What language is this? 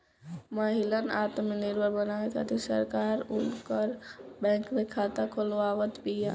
Bhojpuri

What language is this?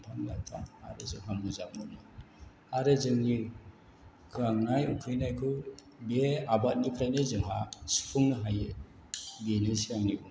Bodo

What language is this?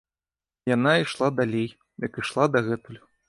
Belarusian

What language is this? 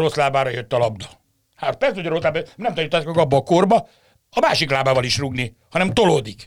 Hungarian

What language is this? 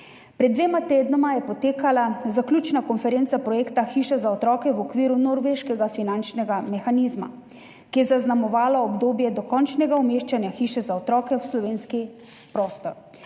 Slovenian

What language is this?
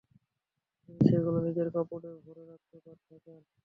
Bangla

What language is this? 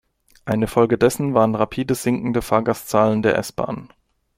German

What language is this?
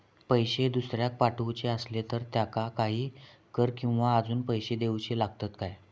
Marathi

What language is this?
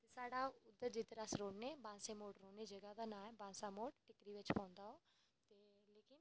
Dogri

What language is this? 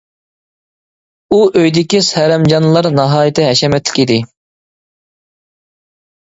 Uyghur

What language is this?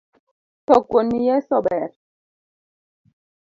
Luo (Kenya and Tanzania)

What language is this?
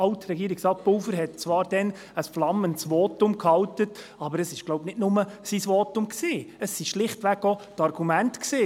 Swiss German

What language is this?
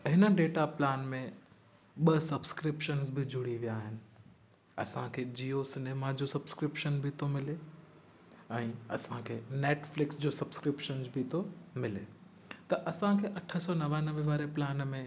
Sindhi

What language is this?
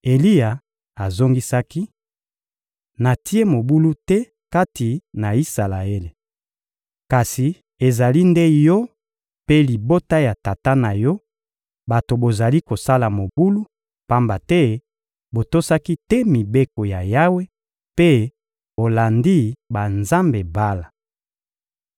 Lingala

